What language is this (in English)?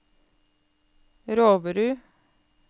Norwegian